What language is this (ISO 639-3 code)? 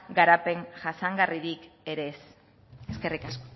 eus